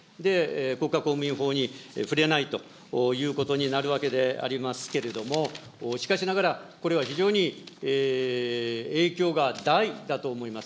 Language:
Japanese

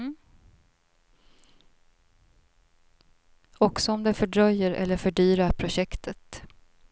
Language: Swedish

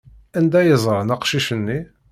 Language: Kabyle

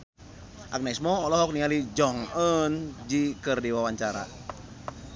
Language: Sundanese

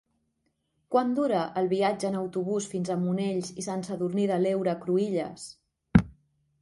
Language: Catalan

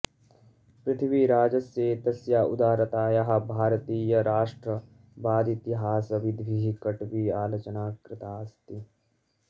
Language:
Sanskrit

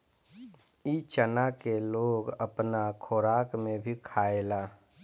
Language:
Bhojpuri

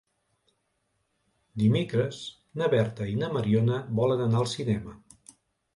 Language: Catalan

